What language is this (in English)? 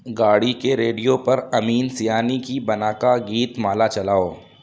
Urdu